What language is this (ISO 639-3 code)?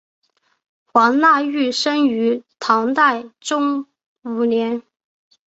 zho